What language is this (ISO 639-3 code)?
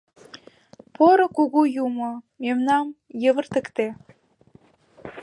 chm